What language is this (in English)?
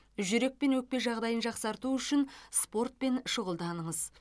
Kazakh